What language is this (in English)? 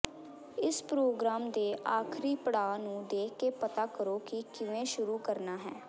Punjabi